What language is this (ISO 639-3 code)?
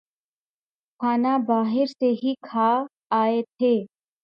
urd